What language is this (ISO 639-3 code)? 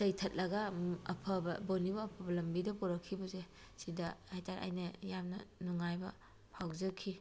mni